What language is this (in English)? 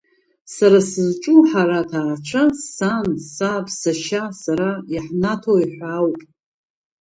Abkhazian